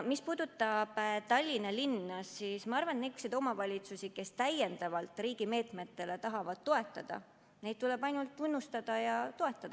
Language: Estonian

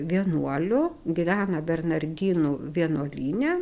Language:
Lithuanian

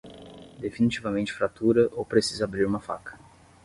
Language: Portuguese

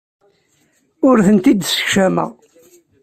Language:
Kabyle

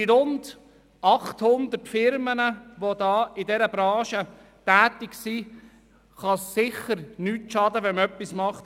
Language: Swiss German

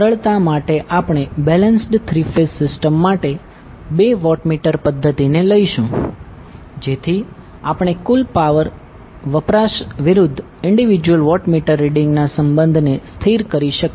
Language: Gujarati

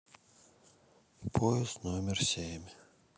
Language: Russian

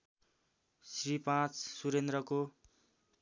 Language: Nepali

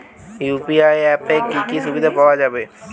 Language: Bangla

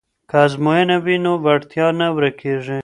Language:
Pashto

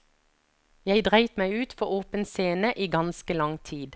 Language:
Norwegian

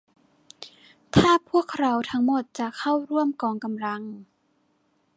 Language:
Thai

